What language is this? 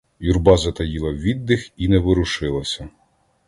Ukrainian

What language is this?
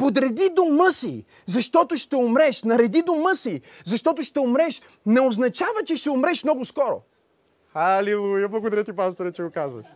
Bulgarian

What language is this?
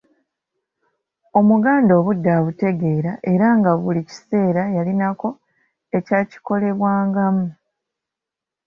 Ganda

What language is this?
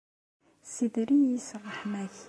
Kabyle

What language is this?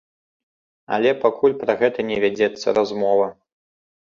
Belarusian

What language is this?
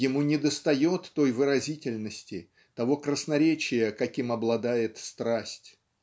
Russian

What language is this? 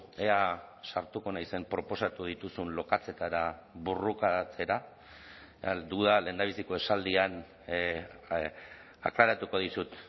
Basque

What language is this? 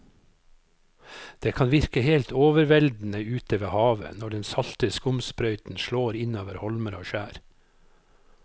Norwegian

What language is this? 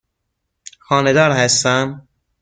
Persian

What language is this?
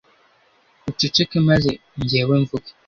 Kinyarwanda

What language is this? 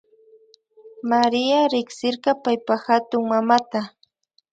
Imbabura Highland Quichua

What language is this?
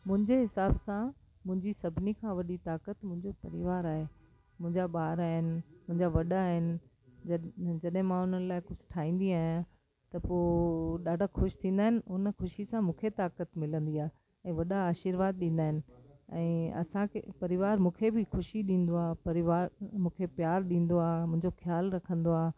Sindhi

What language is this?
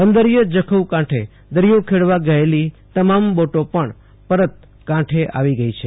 Gujarati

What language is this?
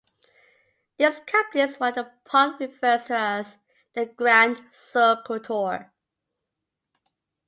English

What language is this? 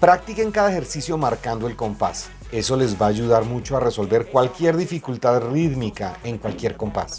Spanish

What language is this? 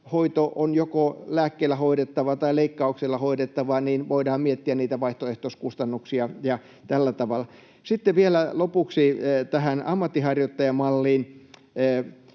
Finnish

